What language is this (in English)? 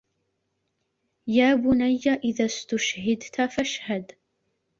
Arabic